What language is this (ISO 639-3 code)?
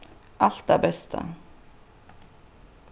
fao